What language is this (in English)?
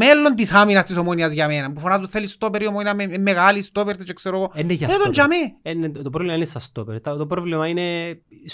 Greek